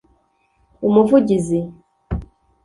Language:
Kinyarwanda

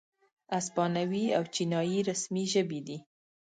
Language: Pashto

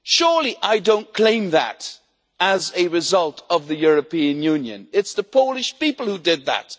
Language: English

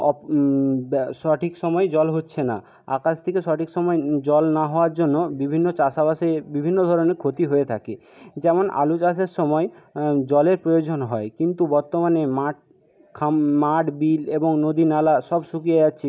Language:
Bangla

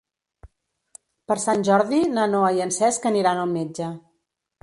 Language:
Catalan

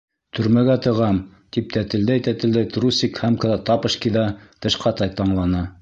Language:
Bashkir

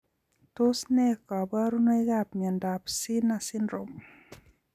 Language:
Kalenjin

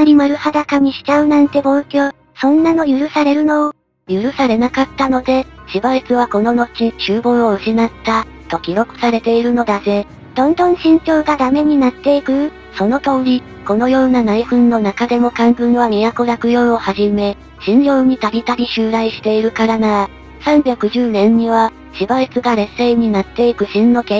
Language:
Japanese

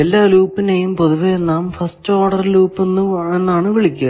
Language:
Malayalam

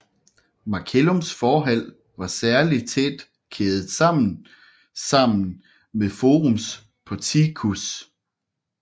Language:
Danish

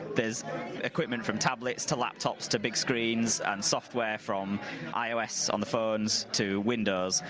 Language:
English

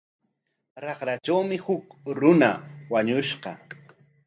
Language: Corongo Ancash Quechua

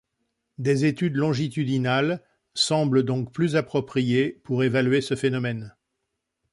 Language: French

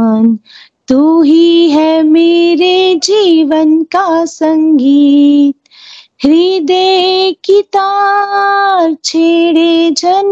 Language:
Hindi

